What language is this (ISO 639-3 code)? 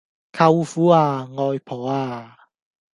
yue